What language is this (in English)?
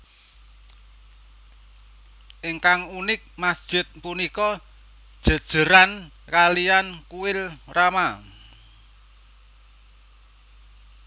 Javanese